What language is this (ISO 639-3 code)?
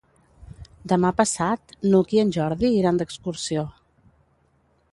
cat